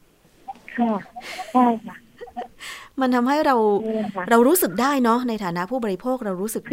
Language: Thai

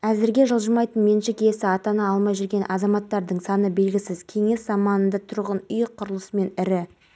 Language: Kazakh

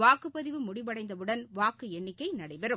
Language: Tamil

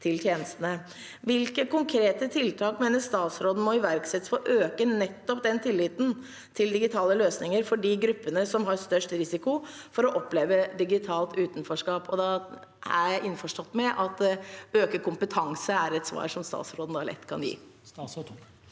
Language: Norwegian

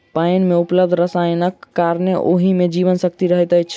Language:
Maithili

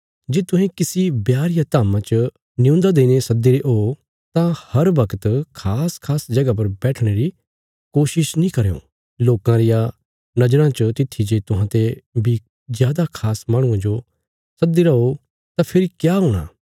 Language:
Bilaspuri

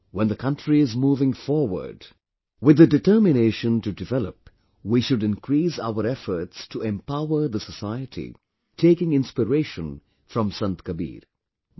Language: English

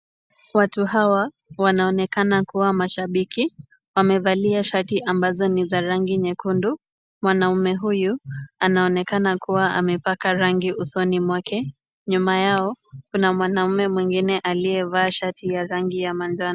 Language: Swahili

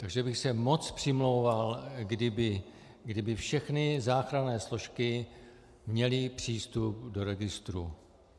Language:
Czech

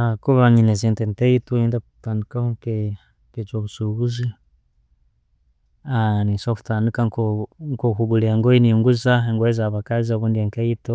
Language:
Tooro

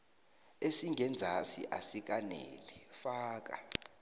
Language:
South Ndebele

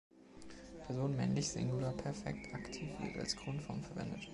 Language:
German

